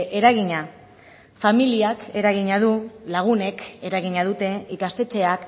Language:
Basque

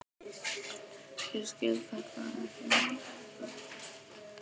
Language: Icelandic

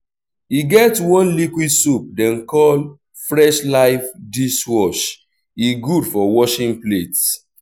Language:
Nigerian Pidgin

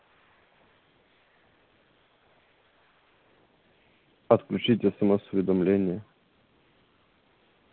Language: Russian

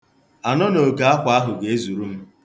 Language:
Igbo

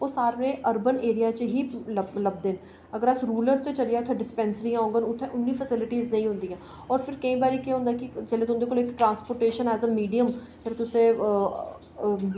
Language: Dogri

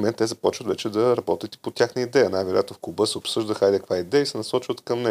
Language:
Bulgarian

